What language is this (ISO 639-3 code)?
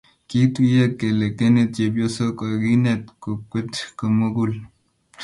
kln